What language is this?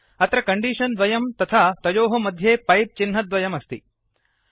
Sanskrit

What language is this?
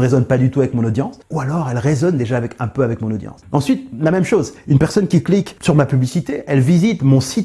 French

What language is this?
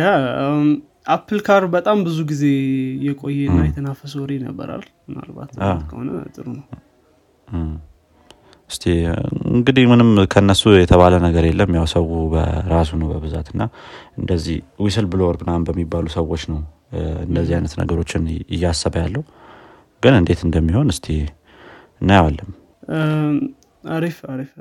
Amharic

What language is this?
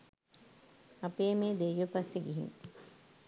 Sinhala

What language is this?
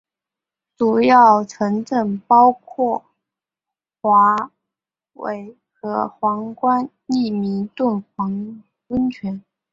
Chinese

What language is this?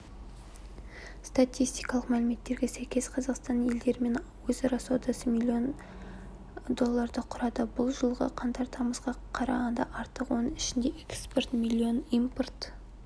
Kazakh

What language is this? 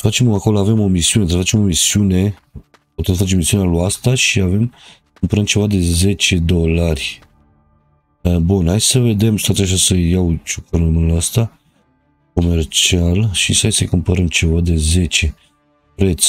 Romanian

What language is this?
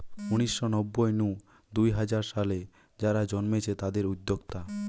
Bangla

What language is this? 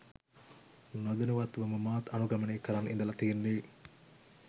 Sinhala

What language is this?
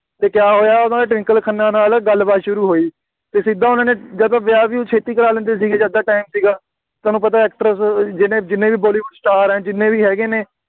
Punjabi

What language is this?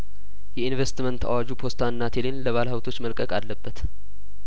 Amharic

